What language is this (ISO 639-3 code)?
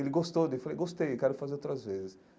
por